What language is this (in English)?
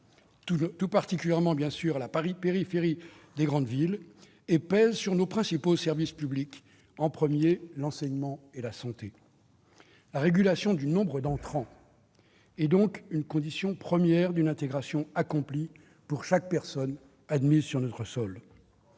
French